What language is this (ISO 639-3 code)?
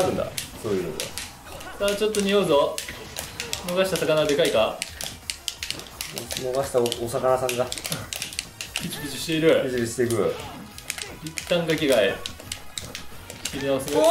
jpn